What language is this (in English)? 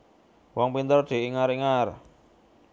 Javanese